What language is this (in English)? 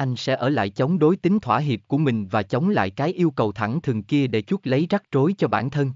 Vietnamese